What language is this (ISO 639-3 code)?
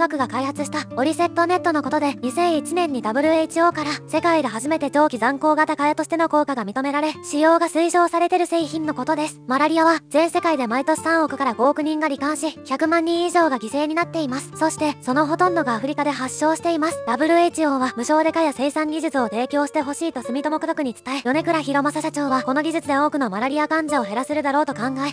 jpn